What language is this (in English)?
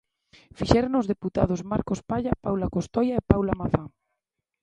Galician